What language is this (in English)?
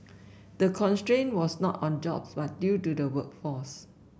English